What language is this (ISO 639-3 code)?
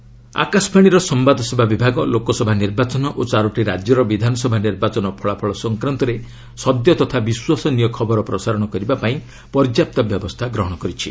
ori